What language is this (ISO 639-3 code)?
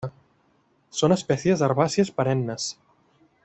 cat